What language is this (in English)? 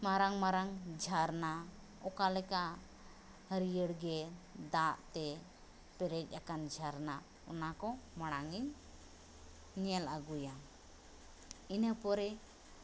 Santali